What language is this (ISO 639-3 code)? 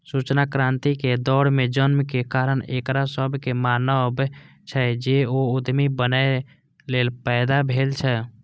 mai